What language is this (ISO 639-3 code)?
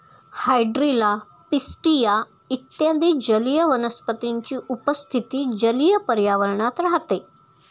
mar